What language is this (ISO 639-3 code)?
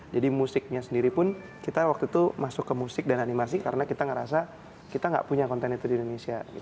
ind